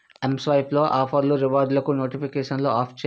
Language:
Telugu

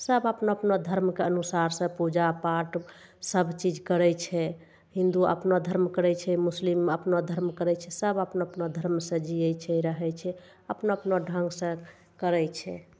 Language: Maithili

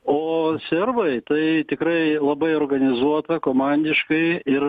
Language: Lithuanian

